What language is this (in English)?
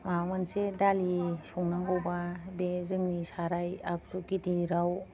Bodo